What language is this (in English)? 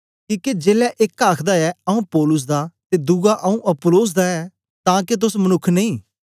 Dogri